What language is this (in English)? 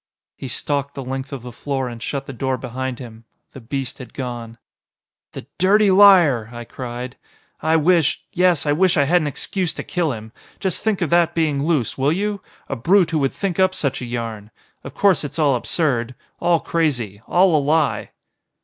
English